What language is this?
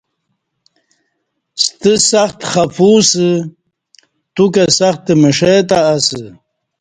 Kati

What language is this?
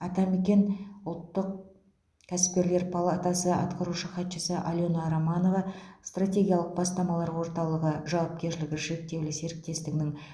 Kazakh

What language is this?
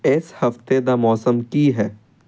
Punjabi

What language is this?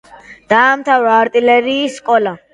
Georgian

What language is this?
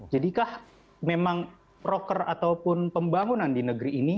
Indonesian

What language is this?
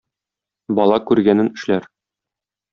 Tatar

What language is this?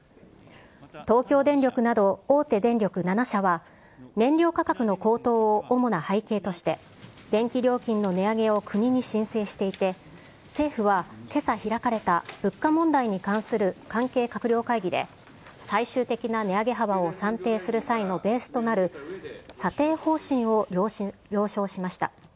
Japanese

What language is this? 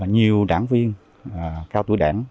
Vietnamese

